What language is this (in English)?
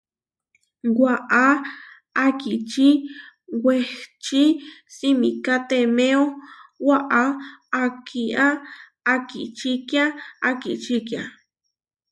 Huarijio